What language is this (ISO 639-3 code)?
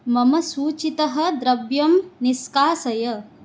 san